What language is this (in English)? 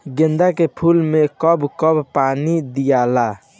Bhojpuri